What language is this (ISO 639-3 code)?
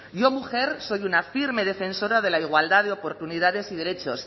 spa